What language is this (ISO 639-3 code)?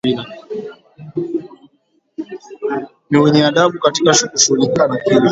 swa